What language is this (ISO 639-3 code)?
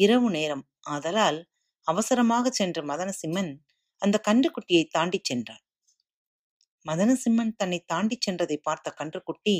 tam